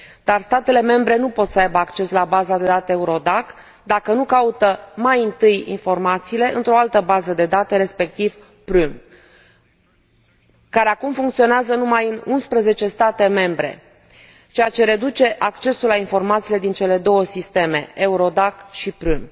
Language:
Romanian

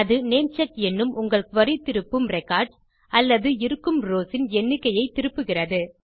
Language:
Tamil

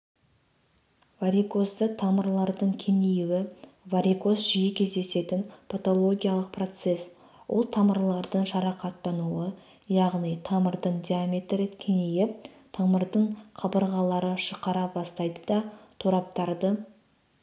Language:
Kazakh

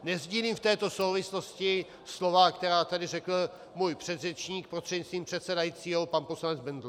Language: Czech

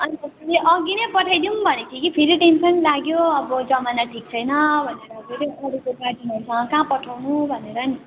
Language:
Nepali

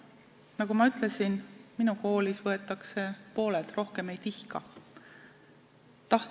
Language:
Estonian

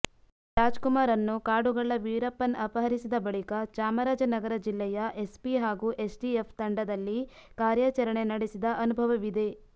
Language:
Kannada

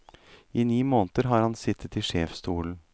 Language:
Norwegian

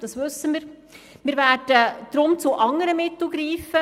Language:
Swiss German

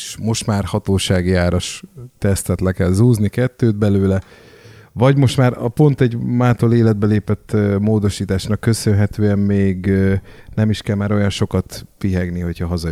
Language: Hungarian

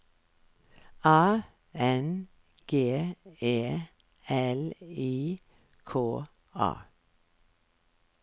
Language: Norwegian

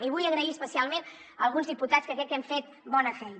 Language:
Catalan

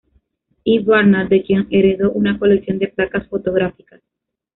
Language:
Spanish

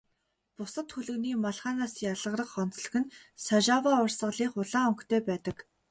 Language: Mongolian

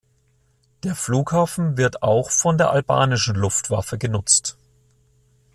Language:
German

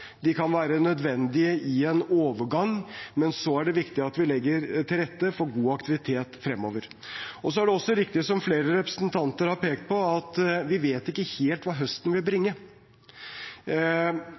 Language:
Norwegian Bokmål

